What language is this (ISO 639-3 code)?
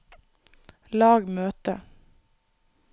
nor